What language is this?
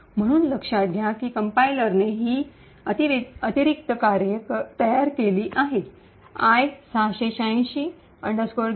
Marathi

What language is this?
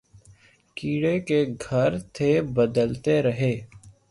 Urdu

